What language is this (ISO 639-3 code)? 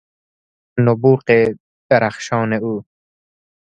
fas